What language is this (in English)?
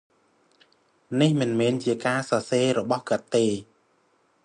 Khmer